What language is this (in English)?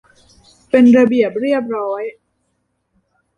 Thai